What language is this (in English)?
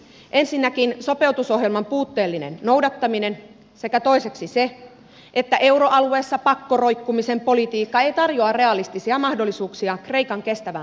Finnish